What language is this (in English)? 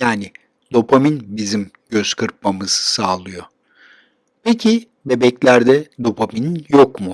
Turkish